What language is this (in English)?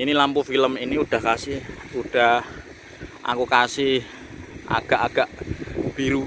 Indonesian